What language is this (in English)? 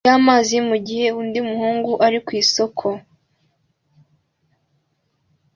Kinyarwanda